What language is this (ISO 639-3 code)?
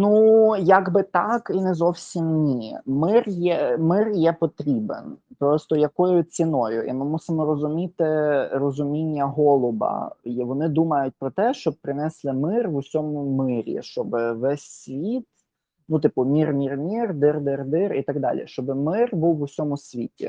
ukr